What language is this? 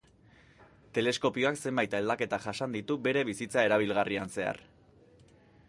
Basque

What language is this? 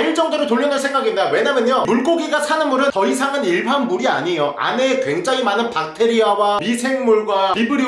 Korean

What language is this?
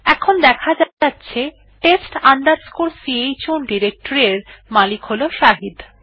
Bangla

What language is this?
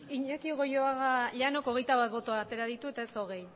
Basque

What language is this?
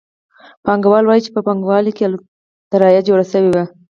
Pashto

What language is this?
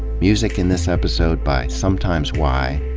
English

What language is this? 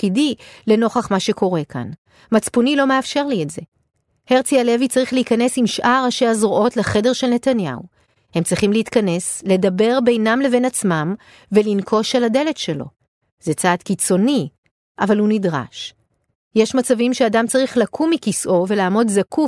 Hebrew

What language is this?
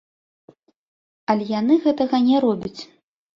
Belarusian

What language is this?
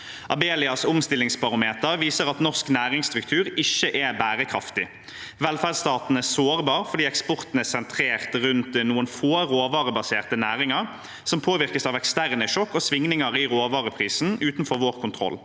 Norwegian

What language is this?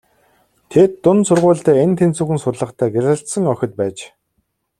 Mongolian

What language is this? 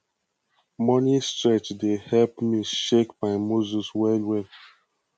Nigerian Pidgin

